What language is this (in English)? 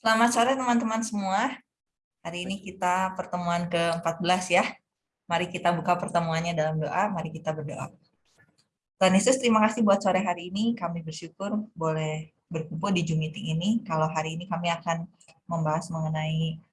Indonesian